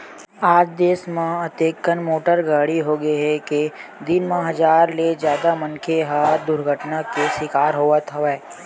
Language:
Chhattisgarhi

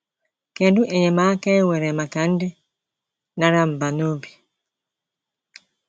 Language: Igbo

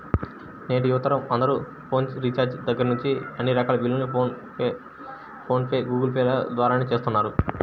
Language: Telugu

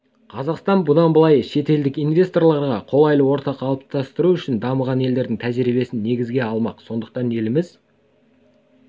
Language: Kazakh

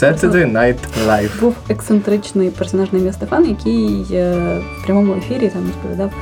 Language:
Ukrainian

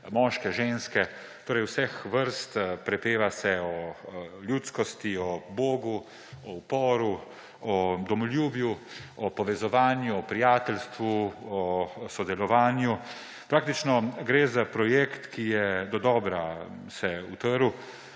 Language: Slovenian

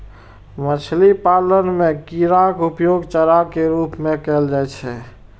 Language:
Maithili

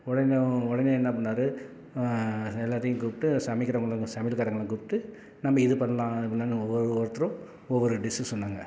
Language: Tamil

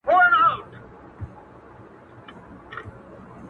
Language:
Pashto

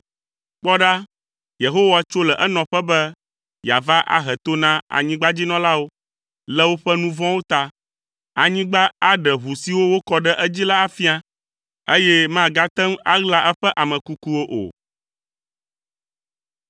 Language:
Ewe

